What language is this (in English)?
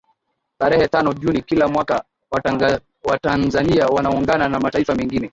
Swahili